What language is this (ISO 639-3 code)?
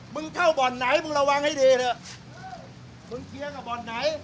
tha